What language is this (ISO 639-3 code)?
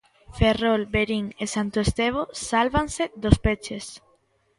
glg